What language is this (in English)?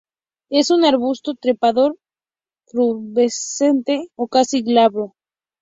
Spanish